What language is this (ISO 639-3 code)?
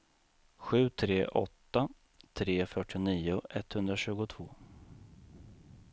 swe